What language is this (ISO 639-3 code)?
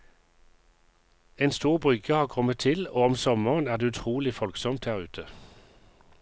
nor